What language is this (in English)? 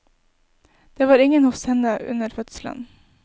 Norwegian